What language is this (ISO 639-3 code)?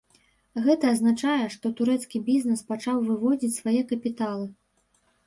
bel